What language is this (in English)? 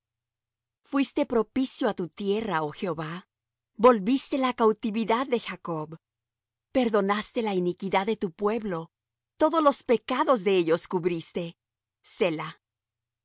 Spanish